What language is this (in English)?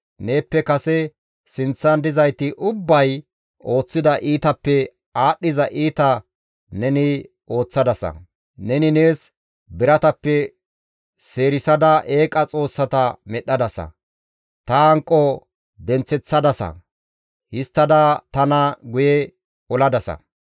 Gamo